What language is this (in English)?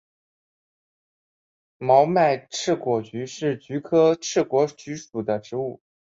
Chinese